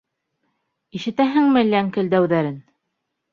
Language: Bashkir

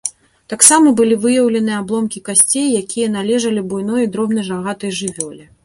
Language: Belarusian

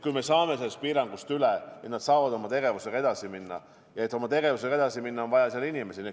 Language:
Estonian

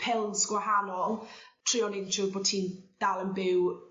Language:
Welsh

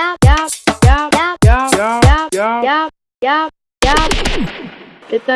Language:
Dutch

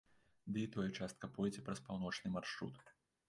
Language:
Belarusian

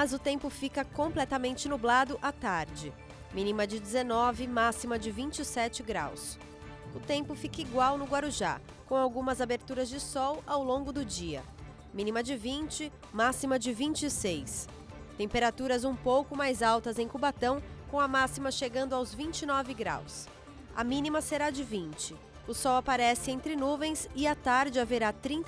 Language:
Portuguese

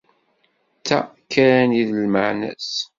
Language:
Kabyle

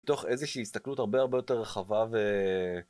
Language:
Hebrew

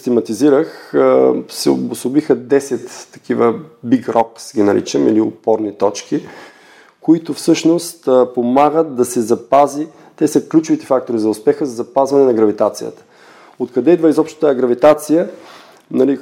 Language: Bulgarian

